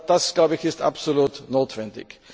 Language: German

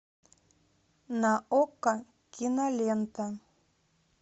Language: Russian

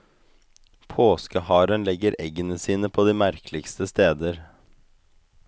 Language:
Norwegian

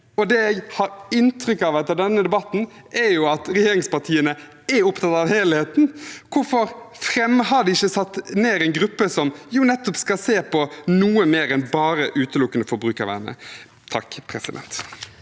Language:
Norwegian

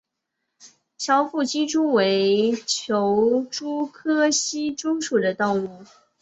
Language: Chinese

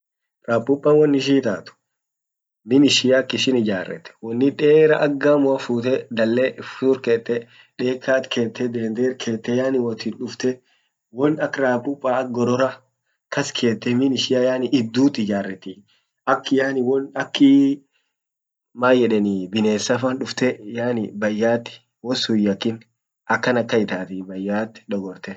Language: Orma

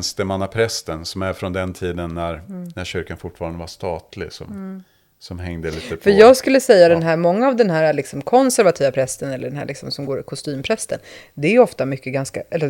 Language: Swedish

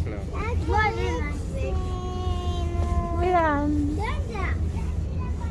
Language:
Vietnamese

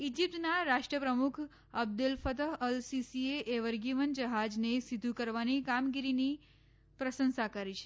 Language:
Gujarati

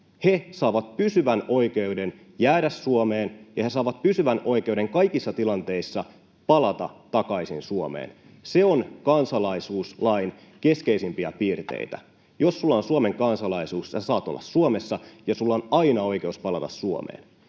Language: Finnish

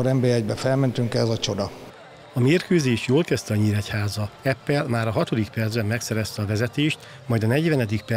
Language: Hungarian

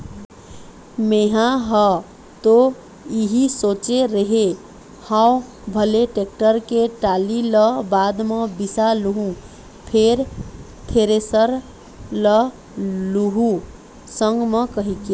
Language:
Chhattisgarhi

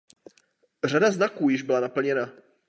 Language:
Czech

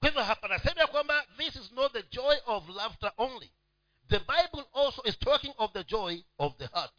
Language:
Swahili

